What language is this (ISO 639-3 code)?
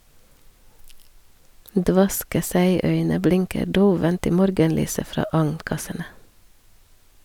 nor